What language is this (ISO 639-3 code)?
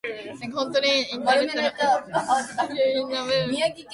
jpn